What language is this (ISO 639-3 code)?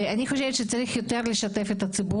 heb